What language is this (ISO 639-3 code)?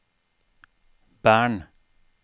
nor